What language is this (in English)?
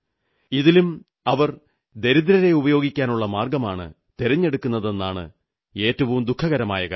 Malayalam